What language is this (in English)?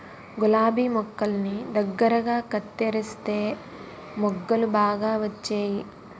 Telugu